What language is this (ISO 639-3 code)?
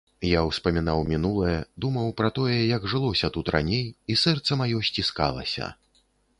bel